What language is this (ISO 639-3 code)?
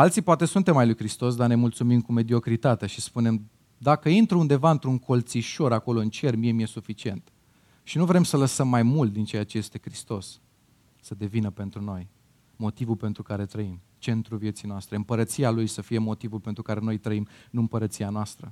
ron